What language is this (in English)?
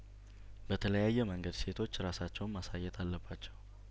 Amharic